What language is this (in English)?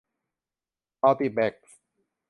Thai